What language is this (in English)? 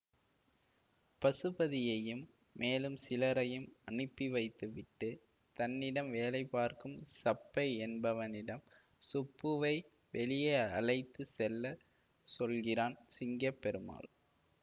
Tamil